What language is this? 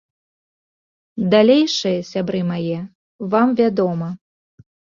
Belarusian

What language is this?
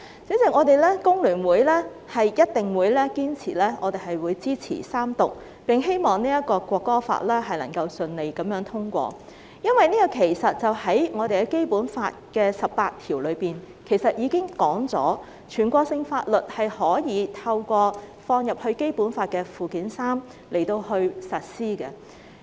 Cantonese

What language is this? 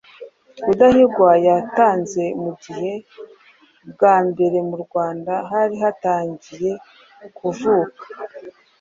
Kinyarwanda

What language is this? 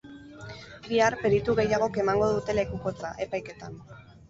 Basque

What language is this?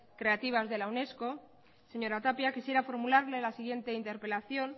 Spanish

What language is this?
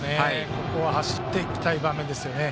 Japanese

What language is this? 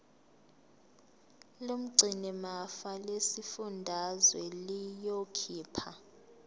Zulu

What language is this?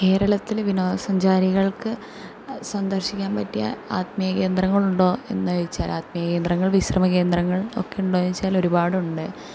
Malayalam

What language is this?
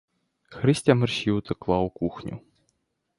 Ukrainian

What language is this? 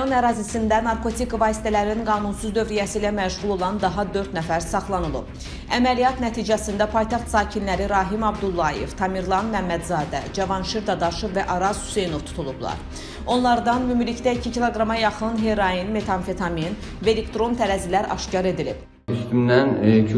Turkish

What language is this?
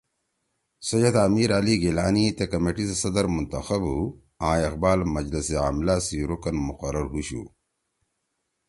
Torwali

